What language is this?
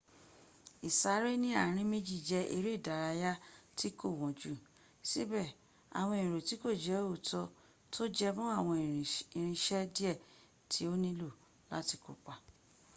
Yoruba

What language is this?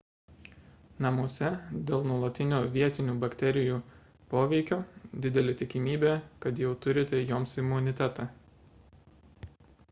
Lithuanian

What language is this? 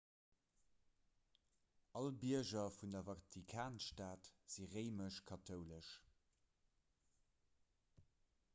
Luxembourgish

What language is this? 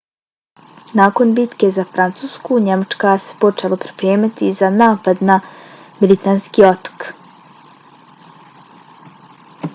Bosnian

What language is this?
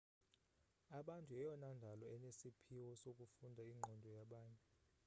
Xhosa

